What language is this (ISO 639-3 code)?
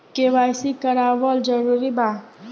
bho